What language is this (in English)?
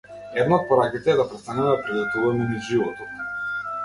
Macedonian